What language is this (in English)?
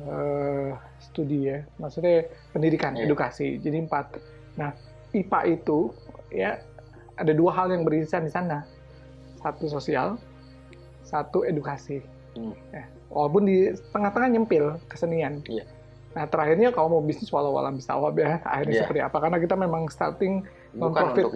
Indonesian